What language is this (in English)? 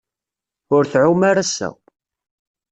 Kabyle